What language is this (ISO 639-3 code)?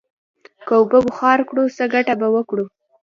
pus